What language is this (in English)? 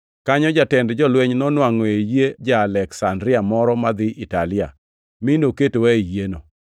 Luo (Kenya and Tanzania)